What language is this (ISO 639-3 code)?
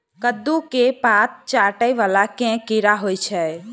mai